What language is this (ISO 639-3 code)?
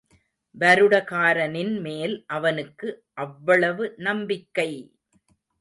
tam